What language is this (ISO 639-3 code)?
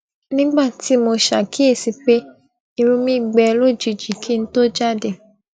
yor